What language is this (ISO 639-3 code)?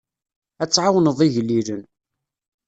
kab